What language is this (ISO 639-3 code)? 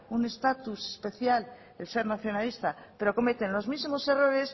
spa